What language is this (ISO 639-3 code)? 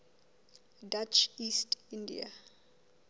sot